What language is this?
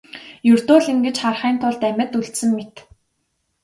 Mongolian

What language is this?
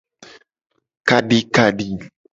Gen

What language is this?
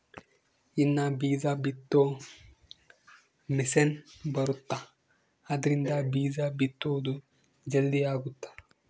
Kannada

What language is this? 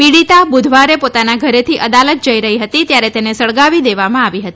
Gujarati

